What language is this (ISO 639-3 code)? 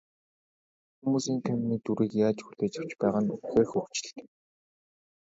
mon